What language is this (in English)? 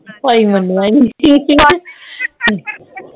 Punjabi